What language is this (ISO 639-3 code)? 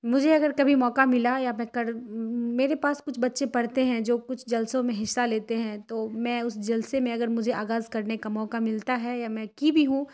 urd